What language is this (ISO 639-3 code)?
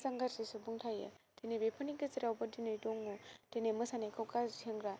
brx